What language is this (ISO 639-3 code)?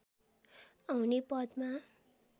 nep